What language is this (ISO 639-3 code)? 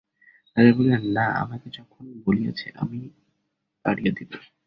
ben